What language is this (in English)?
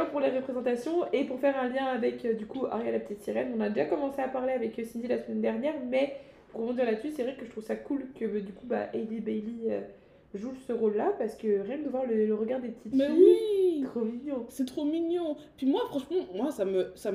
French